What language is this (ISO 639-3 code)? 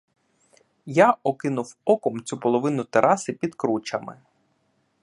ukr